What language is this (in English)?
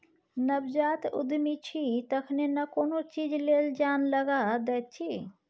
Maithili